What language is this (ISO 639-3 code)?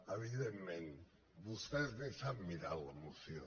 cat